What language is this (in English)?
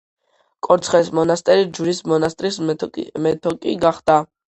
Georgian